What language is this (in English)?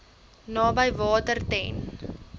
Afrikaans